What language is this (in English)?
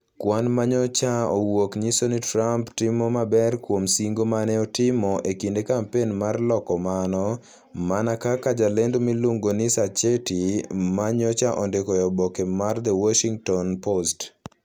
Luo (Kenya and Tanzania)